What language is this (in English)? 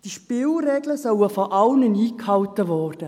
Swiss German